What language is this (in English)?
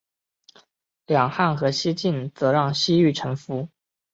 Chinese